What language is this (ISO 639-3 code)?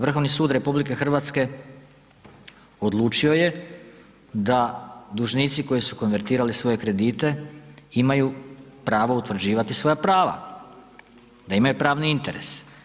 hrv